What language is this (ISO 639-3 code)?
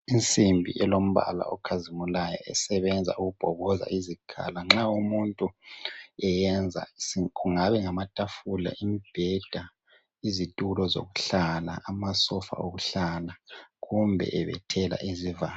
nde